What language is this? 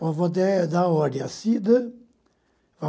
Portuguese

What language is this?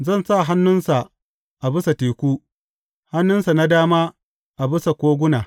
Hausa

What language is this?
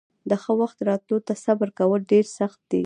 Pashto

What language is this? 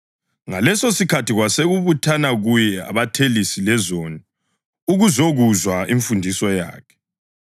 North Ndebele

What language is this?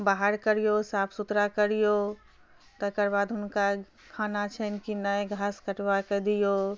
Maithili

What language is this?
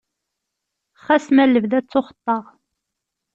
Kabyle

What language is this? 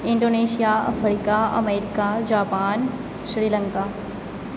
Maithili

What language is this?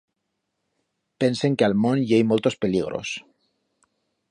Aragonese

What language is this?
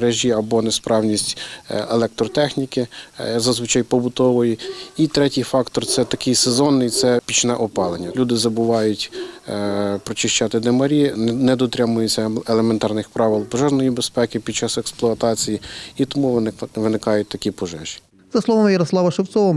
Ukrainian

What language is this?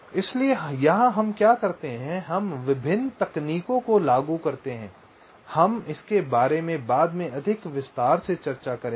Hindi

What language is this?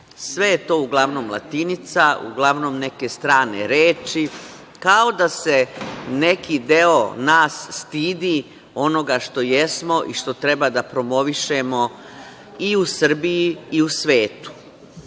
Serbian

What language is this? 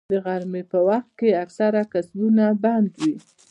Pashto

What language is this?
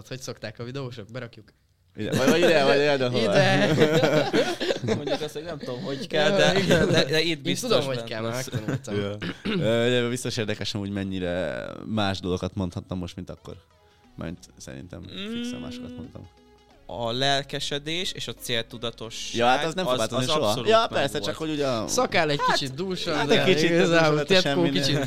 Hungarian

